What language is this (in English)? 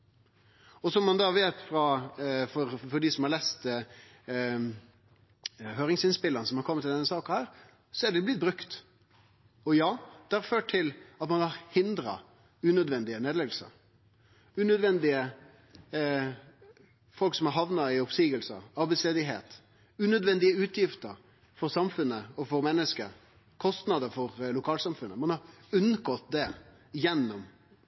Norwegian Nynorsk